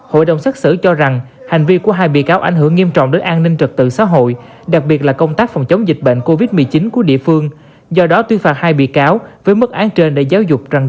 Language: Vietnamese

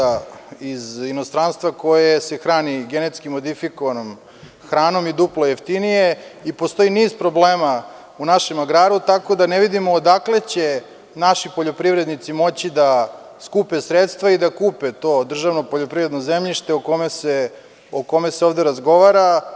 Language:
Serbian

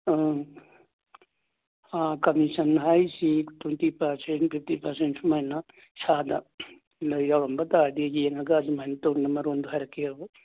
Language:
Manipuri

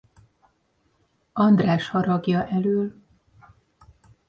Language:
Hungarian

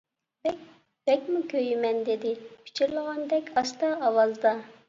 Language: Uyghur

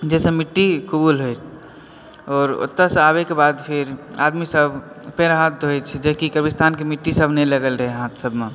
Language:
Maithili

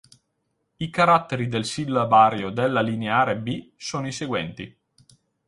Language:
Italian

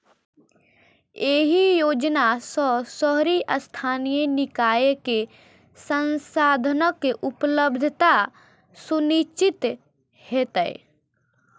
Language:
Maithili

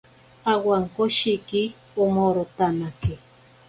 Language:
Ashéninka Perené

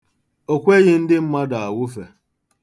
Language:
Igbo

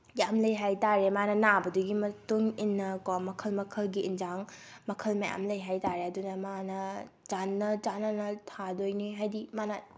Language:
Manipuri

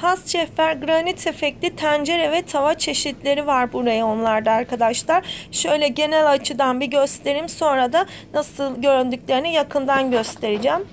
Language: Turkish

